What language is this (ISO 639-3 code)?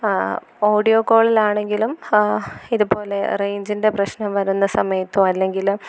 mal